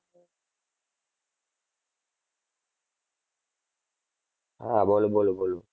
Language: Gujarati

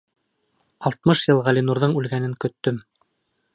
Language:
Bashkir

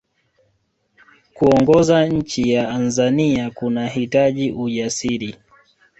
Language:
Swahili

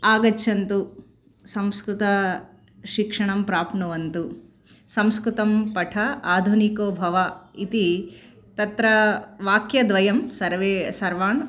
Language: Sanskrit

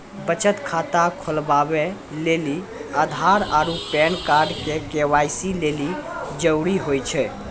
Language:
Maithili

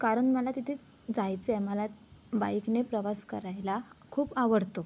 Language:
Marathi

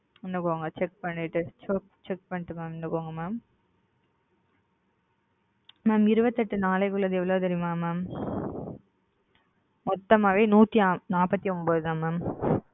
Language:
Tamil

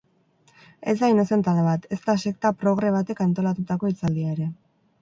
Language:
Basque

